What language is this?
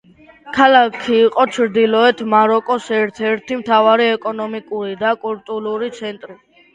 Georgian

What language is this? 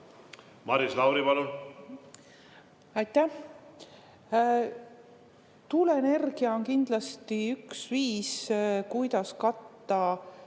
Estonian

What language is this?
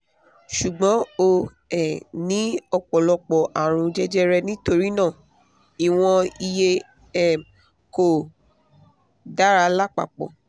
Yoruba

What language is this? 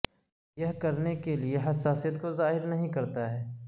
Urdu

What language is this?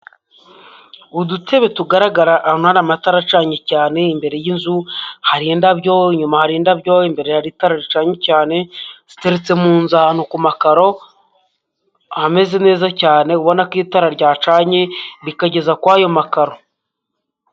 Kinyarwanda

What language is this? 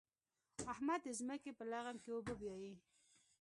Pashto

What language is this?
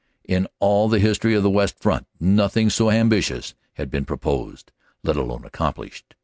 English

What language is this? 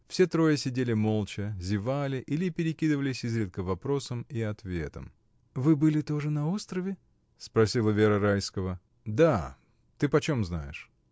Russian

